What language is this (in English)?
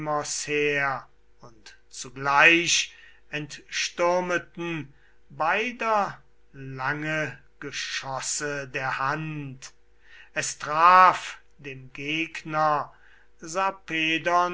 German